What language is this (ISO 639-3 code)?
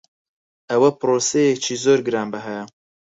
ckb